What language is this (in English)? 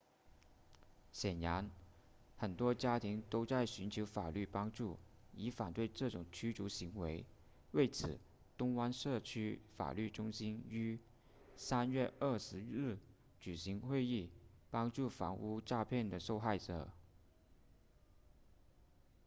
Chinese